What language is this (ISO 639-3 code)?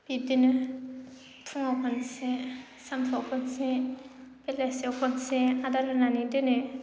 brx